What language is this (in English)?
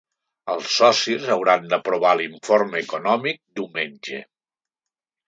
Catalan